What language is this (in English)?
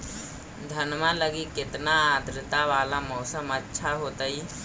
Magahi